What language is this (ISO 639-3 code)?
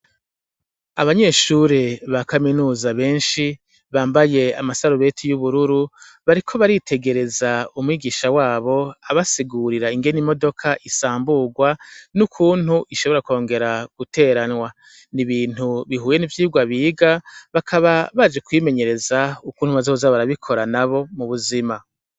run